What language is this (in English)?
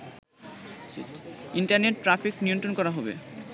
Bangla